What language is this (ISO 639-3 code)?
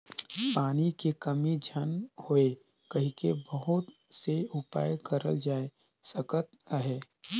hne